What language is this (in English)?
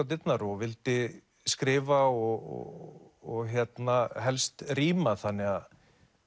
Icelandic